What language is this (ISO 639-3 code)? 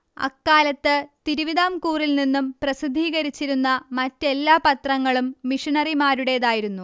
mal